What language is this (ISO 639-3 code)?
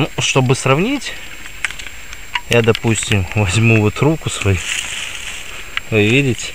rus